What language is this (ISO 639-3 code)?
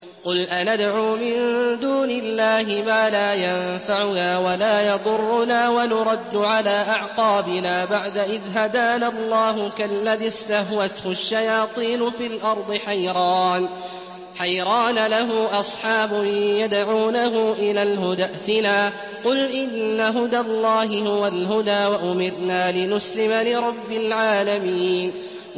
ara